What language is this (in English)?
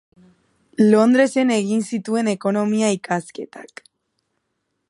Basque